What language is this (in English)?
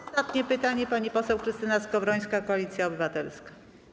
Polish